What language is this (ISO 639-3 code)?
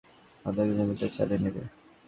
ben